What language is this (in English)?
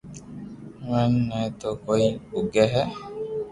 Loarki